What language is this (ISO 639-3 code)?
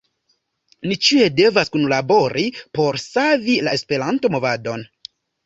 epo